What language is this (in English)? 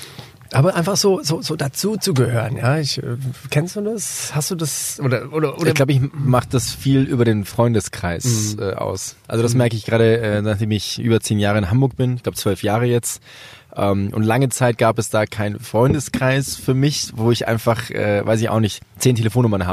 German